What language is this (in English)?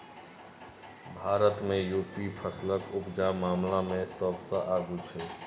Maithili